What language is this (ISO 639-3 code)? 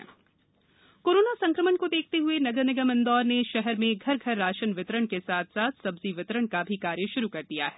hin